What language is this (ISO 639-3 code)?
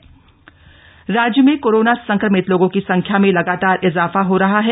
hin